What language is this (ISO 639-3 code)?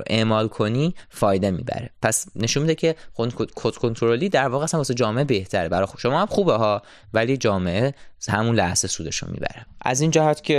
fas